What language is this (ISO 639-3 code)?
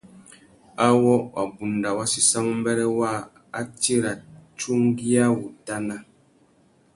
bag